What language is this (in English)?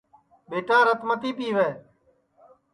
Sansi